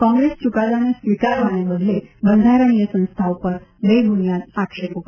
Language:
Gujarati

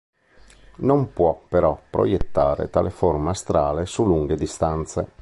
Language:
Italian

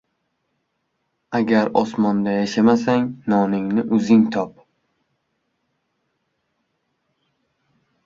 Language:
Uzbek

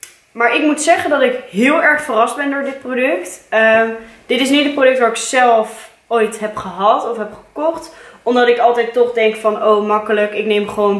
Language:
Dutch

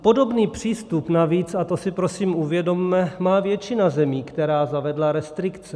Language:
Czech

